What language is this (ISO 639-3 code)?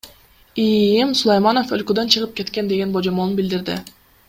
kir